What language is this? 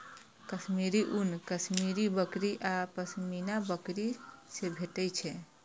Maithili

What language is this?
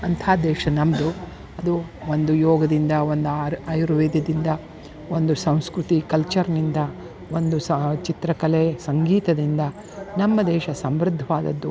Kannada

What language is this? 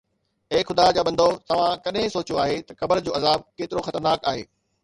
Sindhi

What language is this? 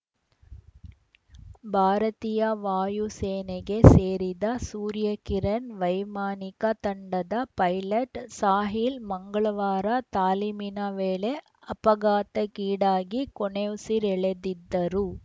Kannada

